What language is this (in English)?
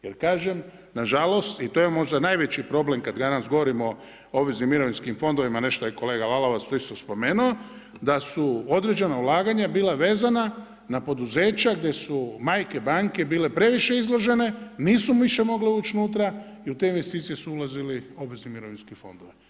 Croatian